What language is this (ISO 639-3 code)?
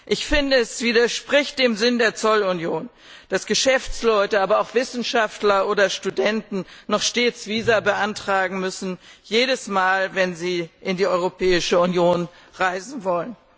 deu